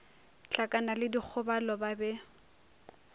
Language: Northern Sotho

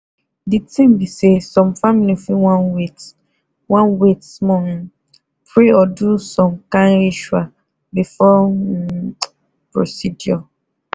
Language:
Nigerian Pidgin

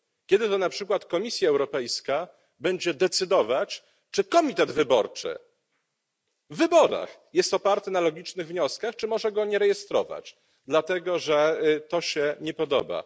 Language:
Polish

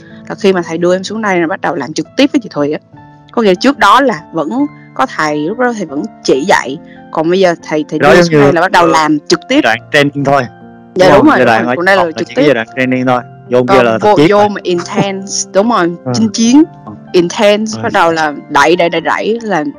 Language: Vietnamese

